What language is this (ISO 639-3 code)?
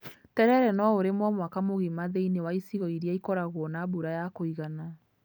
kik